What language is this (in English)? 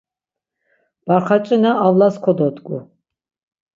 Laz